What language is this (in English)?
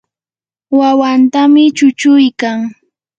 Yanahuanca Pasco Quechua